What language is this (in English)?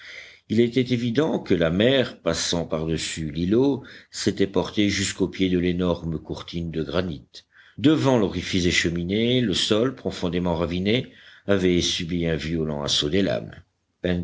French